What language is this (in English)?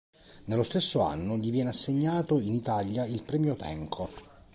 Italian